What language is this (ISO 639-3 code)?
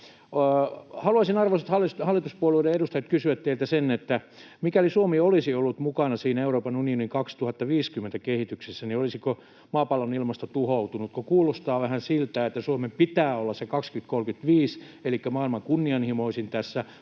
fin